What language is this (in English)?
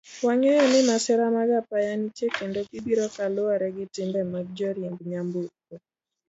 Luo (Kenya and Tanzania)